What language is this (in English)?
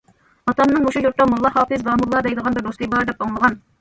Uyghur